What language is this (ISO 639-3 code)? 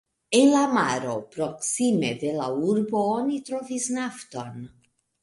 epo